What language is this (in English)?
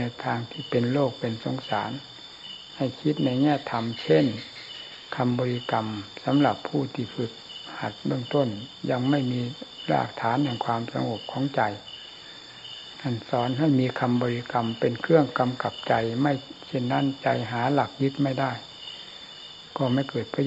Thai